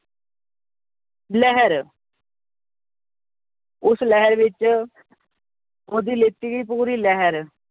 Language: Punjabi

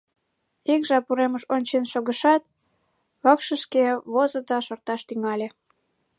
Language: Mari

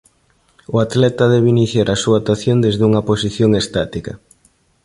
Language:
Galician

